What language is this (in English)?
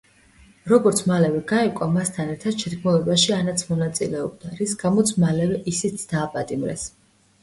Georgian